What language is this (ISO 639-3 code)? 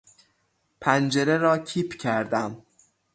fas